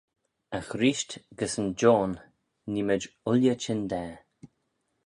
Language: Manx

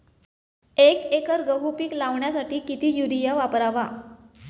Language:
Marathi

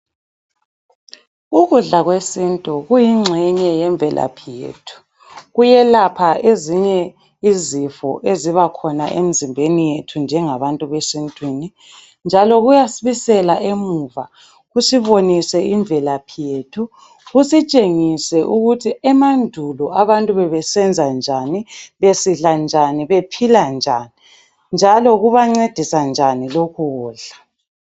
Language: North Ndebele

